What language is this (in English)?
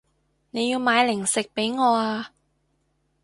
Cantonese